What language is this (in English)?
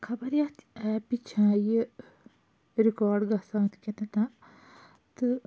Kashmiri